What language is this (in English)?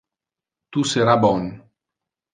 Interlingua